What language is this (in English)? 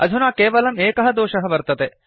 Sanskrit